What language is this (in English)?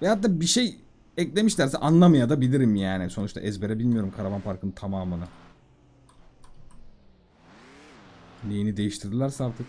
Turkish